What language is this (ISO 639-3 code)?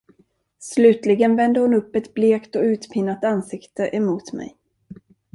swe